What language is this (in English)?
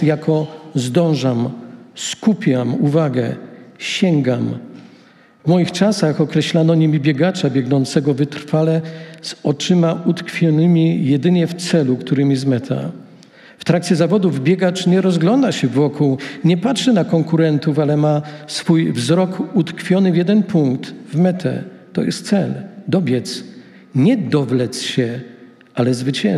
Polish